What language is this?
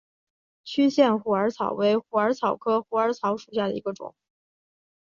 Chinese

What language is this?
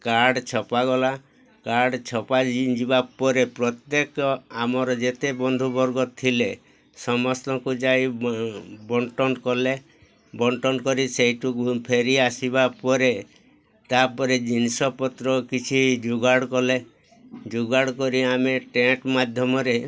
Odia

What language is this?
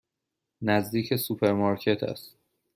Persian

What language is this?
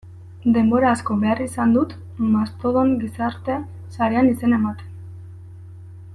Basque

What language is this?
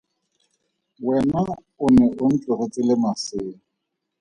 Tswana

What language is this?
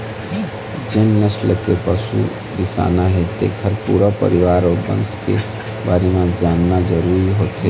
Chhattisgarhi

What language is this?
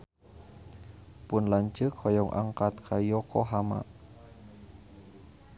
Sundanese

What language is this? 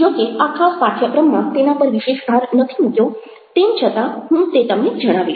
Gujarati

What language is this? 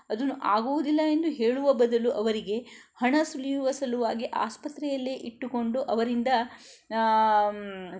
Kannada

